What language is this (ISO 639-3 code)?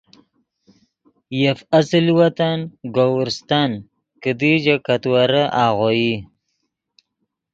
ydg